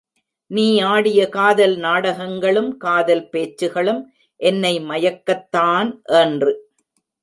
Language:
Tamil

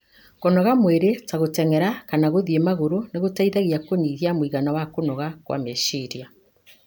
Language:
Kikuyu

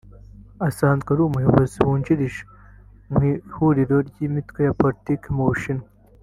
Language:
Kinyarwanda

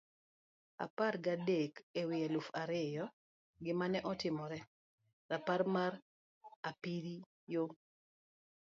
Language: Luo (Kenya and Tanzania)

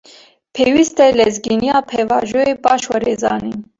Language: Kurdish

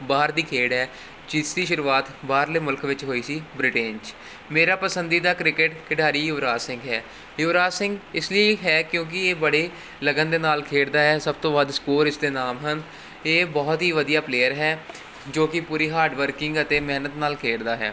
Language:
Punjabi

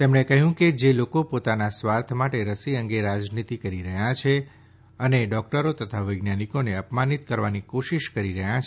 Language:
Gujarati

